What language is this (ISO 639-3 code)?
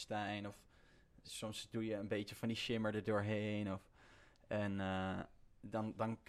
nld